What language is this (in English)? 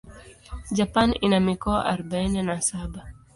Swahili